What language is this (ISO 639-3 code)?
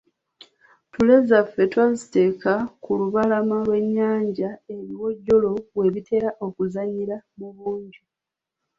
lug